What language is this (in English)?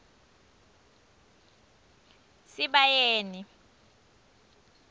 Swati